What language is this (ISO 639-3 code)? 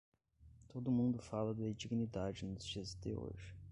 por